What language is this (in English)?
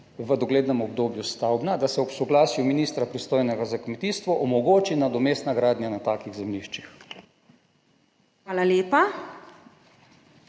Slovenian